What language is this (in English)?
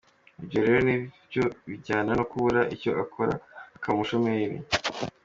Kinyarwanda